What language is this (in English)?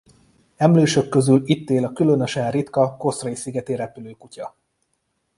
Hungarian